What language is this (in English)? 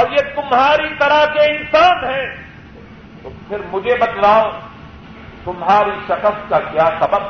Urdu